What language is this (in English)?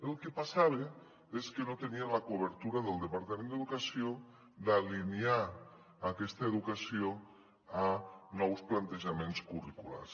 Catalan